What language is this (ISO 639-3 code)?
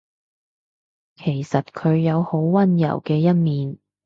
yue